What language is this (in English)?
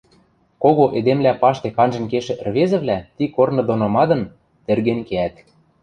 Western Mari